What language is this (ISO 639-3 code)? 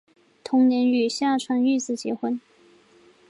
zho